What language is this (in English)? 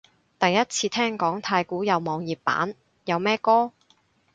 Cantonese